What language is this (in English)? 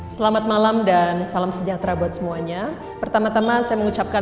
Indonesian